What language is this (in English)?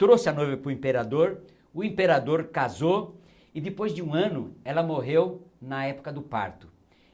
Portuguese